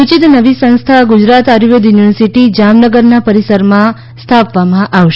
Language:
Gujarati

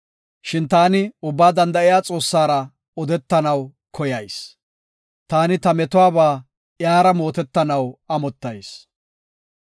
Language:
Gofa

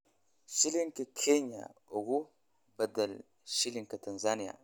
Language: Somali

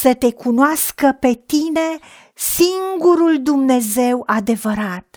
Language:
Romanian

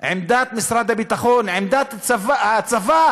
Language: Hebrew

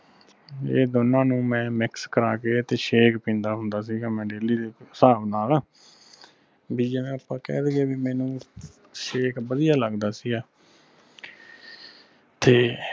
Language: Punjabi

